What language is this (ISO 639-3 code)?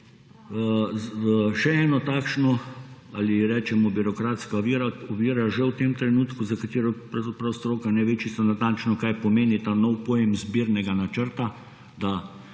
slv